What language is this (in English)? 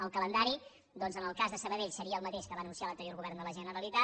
Catalan